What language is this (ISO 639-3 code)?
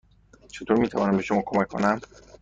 fas